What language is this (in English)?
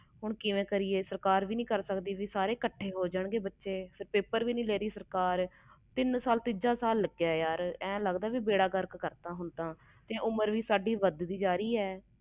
Punjabi